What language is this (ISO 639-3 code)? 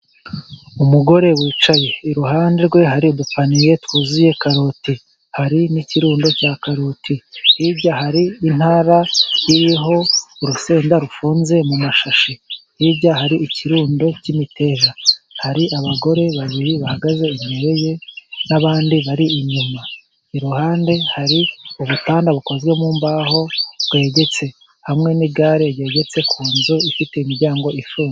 kin